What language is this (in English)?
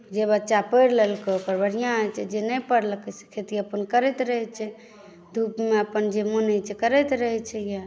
Maithili